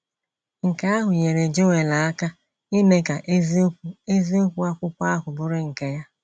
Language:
Igbo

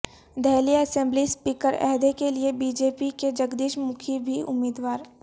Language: Urdu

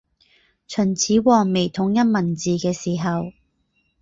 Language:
Cantonese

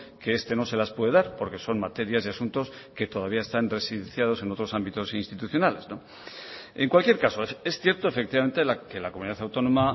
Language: Spanish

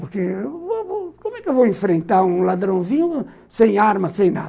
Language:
Portuguese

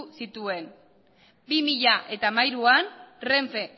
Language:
Basque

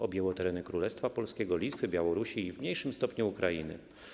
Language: Polish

